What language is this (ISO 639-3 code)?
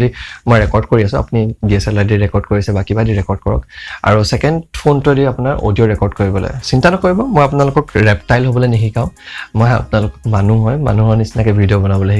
asm